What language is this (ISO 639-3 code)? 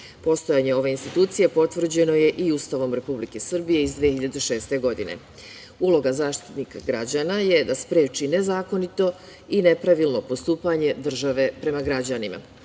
srp